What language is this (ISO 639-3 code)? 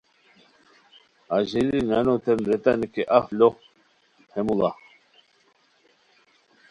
khw